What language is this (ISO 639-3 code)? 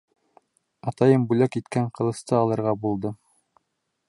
bak